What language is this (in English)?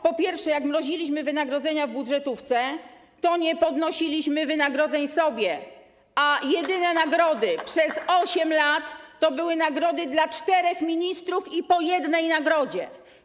Polish